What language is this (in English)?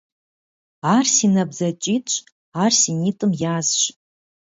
Kabardian